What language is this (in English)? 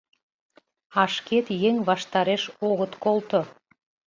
Mari